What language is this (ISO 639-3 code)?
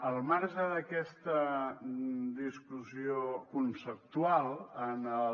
cat